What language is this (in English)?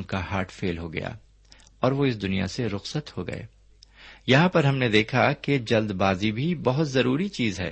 Urdu